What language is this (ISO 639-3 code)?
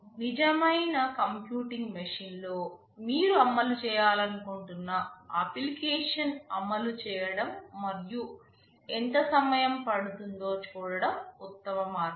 tel